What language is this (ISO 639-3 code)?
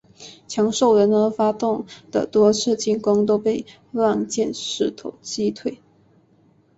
zho